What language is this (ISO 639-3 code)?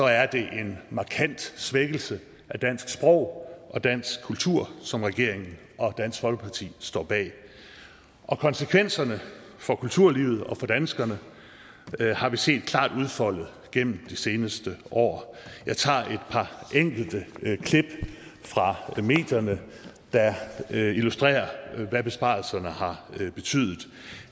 dan